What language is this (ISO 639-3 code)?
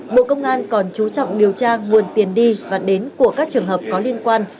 vie